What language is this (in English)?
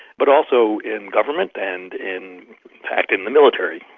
English